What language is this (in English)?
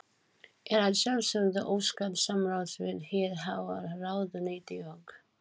Icelandic